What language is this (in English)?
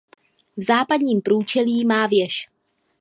Czech